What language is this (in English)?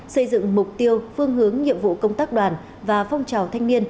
Vietnamese